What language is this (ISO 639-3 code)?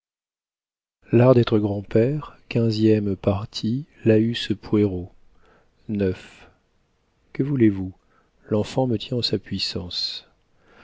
fra